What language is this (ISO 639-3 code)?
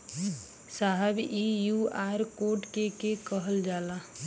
bho